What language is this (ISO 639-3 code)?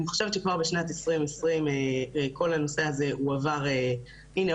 heb